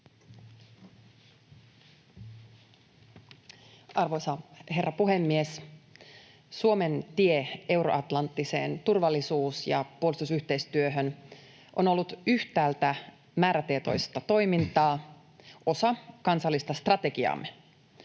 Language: Finnish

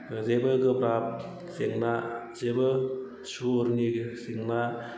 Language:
Bodo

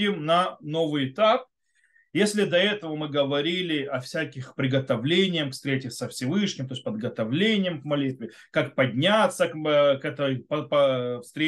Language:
Russian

